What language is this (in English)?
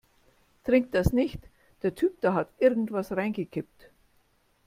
German